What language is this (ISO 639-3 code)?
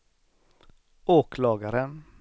swe